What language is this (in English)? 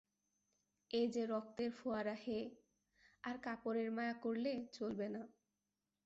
Bangla